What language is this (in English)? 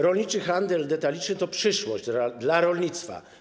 Polish